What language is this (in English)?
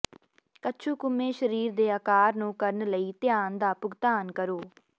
Punjabi